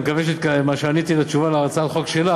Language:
Hebrew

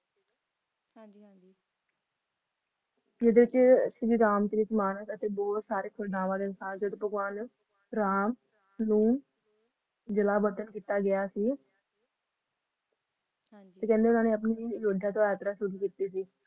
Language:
Punjabi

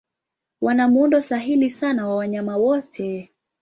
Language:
Swahili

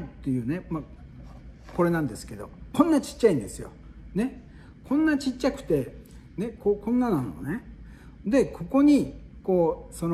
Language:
Japanese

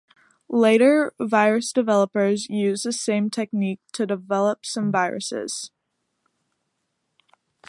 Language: English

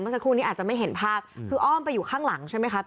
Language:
Thai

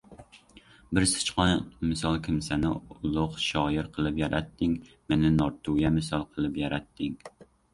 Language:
Uzbek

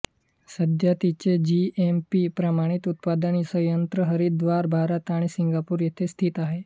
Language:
Marathi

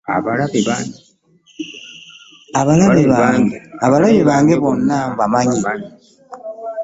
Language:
Ganda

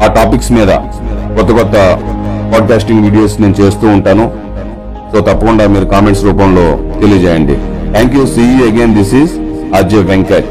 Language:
Telugu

